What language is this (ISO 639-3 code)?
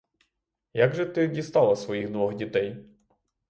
ukr